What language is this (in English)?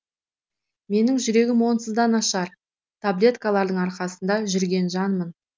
Kazakh